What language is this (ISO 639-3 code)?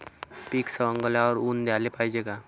mar